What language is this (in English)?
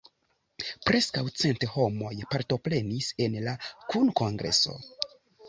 Esperanto